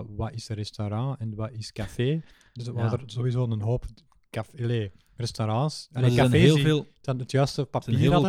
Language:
Dutch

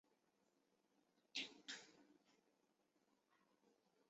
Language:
Chinese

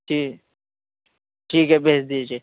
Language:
Urdu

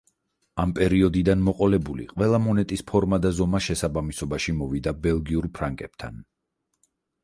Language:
Georgian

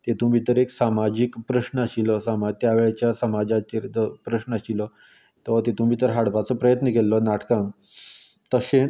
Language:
Konkani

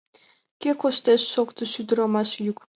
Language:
Mari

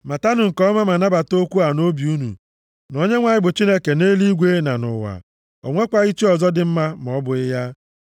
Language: Igbo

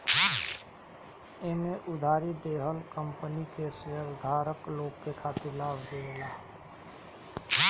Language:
Bhojpuri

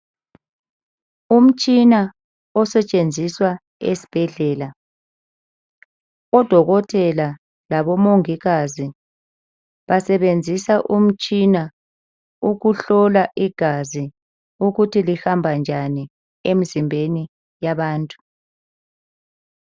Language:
North Ndebele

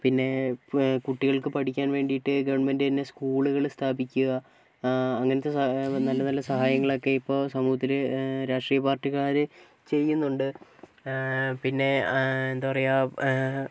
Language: Malayalam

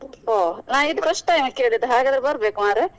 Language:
Kannada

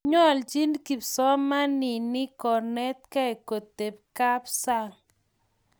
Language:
Kalenjin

